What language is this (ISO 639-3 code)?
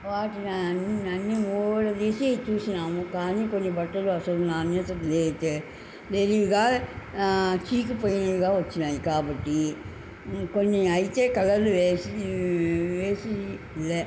tel